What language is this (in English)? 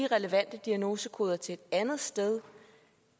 Danish